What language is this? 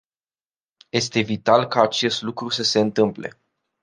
Romanian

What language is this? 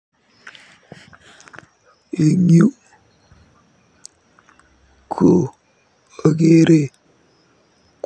Kalenjin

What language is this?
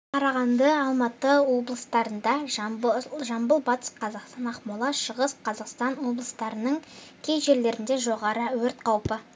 Kazakh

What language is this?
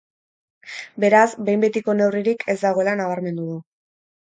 Basque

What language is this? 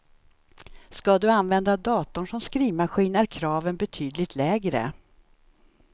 Swedish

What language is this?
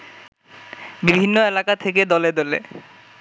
Bangla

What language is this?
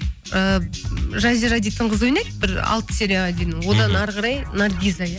Kazakh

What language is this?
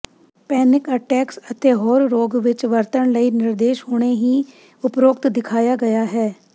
Punjabi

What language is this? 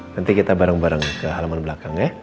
Indonesian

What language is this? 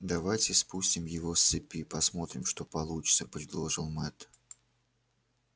Russian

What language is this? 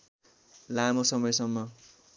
Nepali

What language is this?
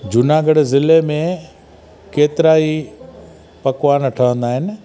Sindhi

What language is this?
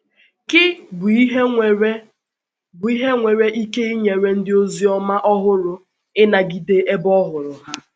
Igbo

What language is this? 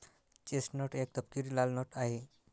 Marathi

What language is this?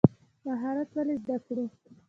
Pashto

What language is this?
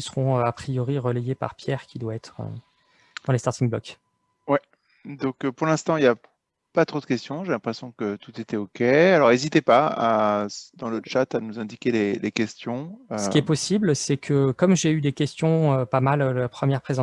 French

